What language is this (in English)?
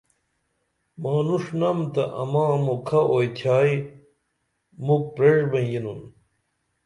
Dameli